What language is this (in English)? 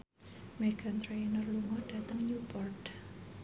Javanese